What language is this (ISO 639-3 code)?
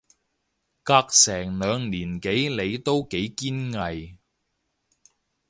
yue